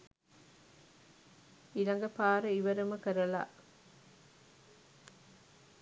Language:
Sinhala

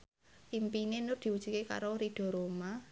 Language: Javanese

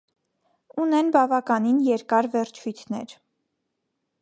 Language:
Armenian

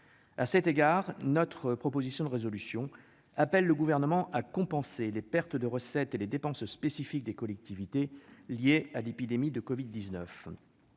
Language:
French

